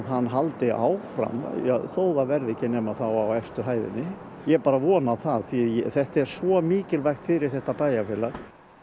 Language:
Icelandic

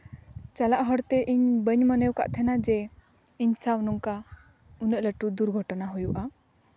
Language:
Santali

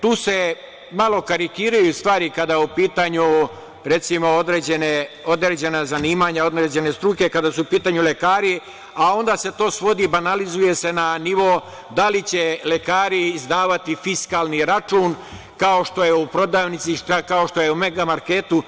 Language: Serbian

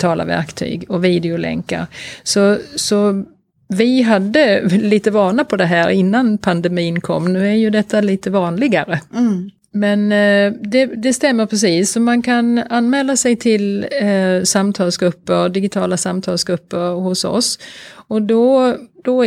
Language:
Swedish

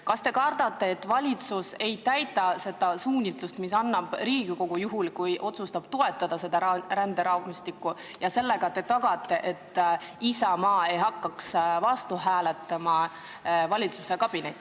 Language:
Estonian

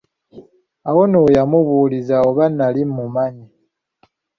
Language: Ganda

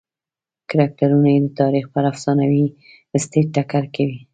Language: Pashto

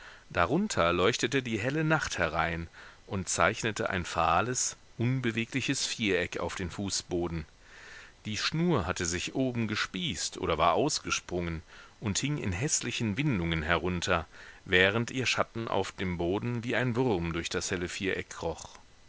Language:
German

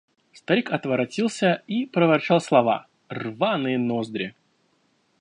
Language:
Russian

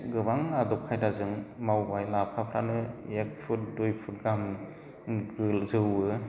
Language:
Bodo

